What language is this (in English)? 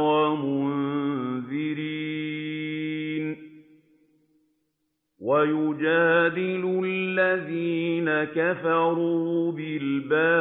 Arabic